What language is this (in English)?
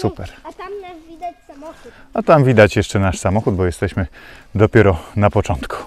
Polish